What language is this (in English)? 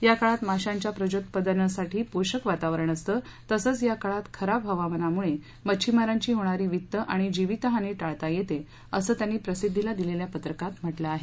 Marathi